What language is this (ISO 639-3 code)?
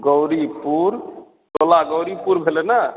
mai